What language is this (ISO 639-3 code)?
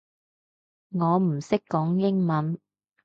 yue